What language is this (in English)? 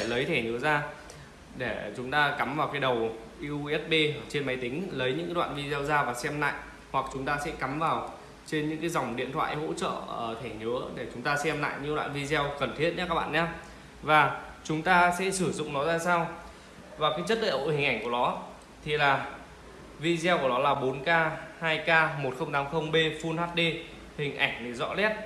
Vietnamese